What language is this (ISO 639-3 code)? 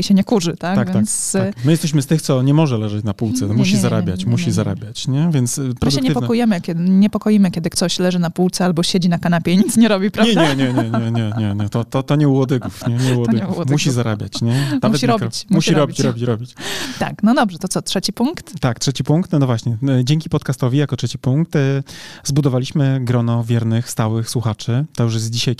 pol